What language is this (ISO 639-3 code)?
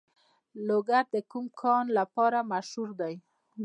pus